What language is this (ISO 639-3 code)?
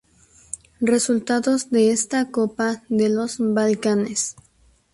spa